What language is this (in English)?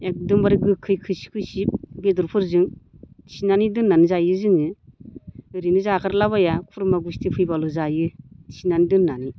Bodo